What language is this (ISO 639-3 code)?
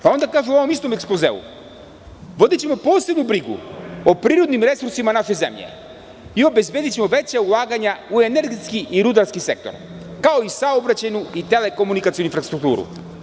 srp